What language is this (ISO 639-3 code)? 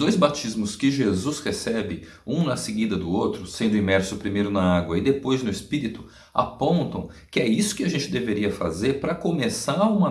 por